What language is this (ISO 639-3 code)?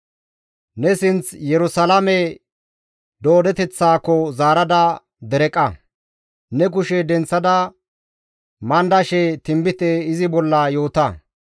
gmv